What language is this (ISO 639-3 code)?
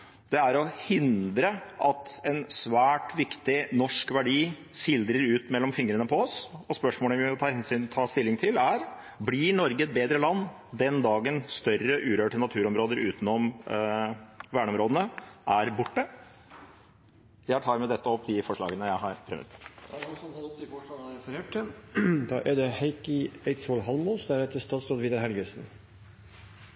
nob